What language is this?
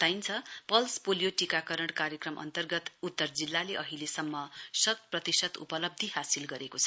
Nepali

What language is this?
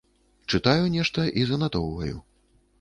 Belarusian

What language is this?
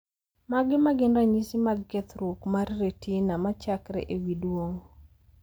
Luo (Kenya and Tanzania)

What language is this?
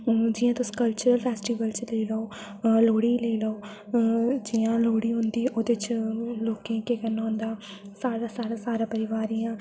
Dogri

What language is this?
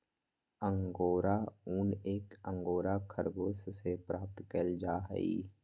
Magahi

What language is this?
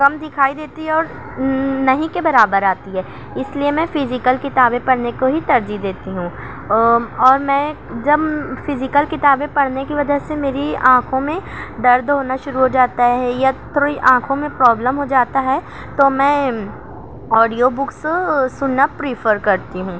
Urdu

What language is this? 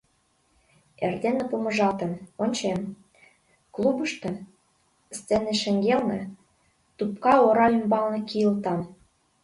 Mari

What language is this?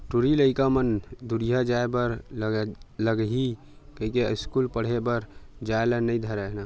Chhattisgarhi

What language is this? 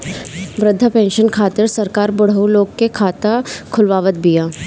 Bhojpuri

